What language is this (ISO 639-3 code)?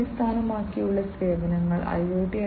mal